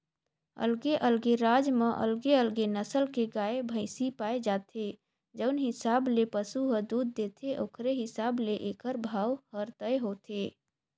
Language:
Chhattisgarhi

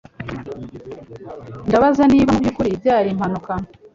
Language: Kinyarwanda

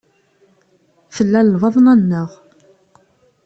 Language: Kabyle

